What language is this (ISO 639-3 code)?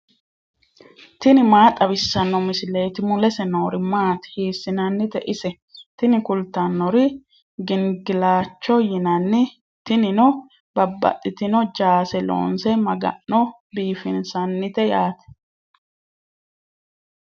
sid